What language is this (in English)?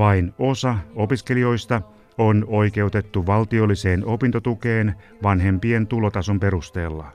Finnish